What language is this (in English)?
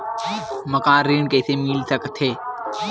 Chhattisgarhi